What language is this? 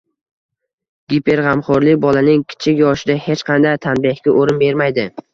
Uzbek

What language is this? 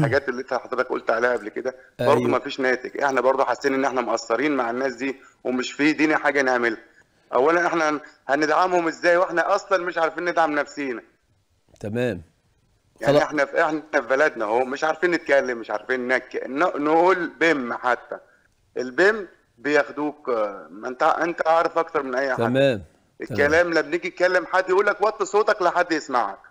Arabic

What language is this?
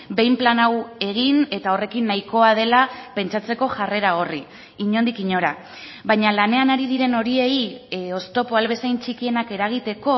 Basque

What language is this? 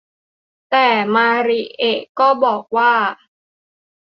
Thai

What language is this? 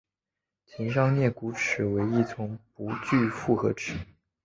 Chinese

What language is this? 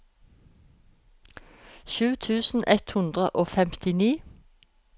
Norwegian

